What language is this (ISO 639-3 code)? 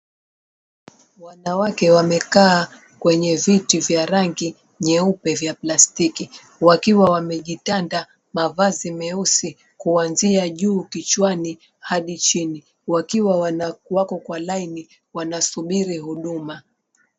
swa